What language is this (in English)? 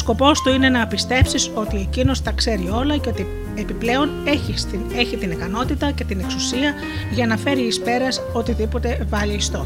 Greek